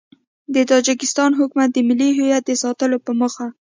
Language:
Pashto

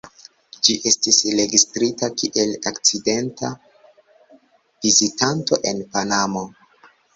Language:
Esperanto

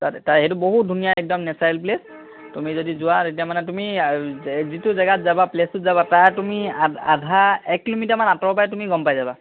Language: Assamese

